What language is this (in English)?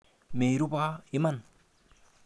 Kalenjin